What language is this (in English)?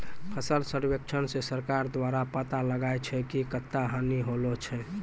Maithili